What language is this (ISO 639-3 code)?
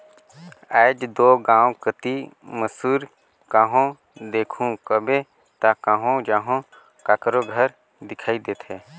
hne